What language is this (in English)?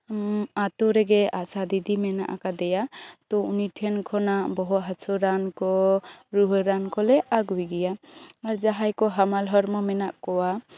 Santali